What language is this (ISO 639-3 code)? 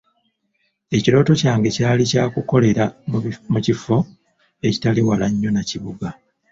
lug